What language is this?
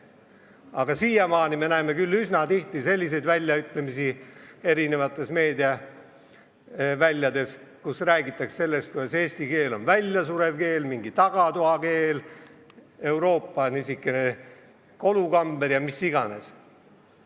Estonian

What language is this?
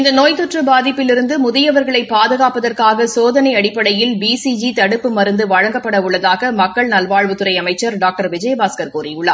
Tamil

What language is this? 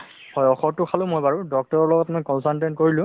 Assamese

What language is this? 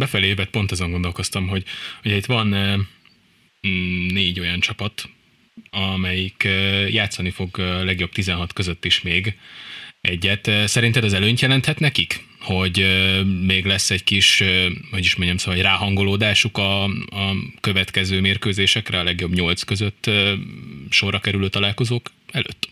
Hungarian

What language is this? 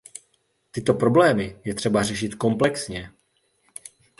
Czech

